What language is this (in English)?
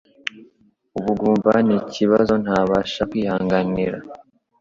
Kinyarwanda